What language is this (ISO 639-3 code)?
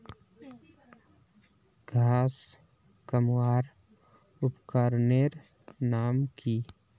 mag